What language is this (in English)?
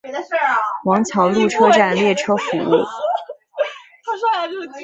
Chinese